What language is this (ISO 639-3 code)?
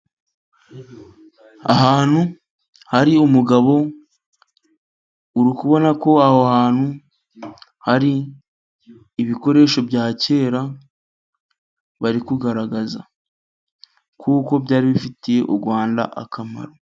kin